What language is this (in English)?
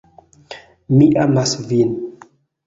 Esperanto